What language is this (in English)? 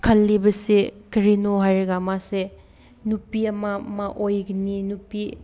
Manipuri